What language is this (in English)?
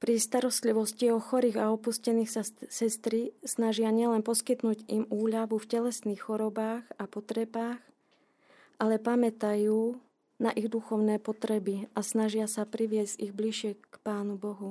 Slovak